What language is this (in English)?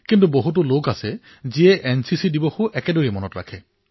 Assamese